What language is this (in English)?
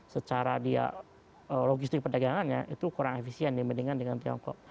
Indonesian